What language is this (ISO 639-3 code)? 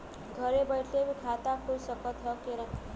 bho